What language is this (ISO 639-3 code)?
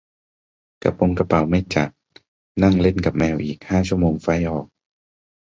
tha